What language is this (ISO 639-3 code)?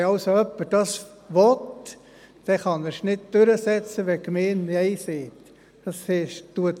gsw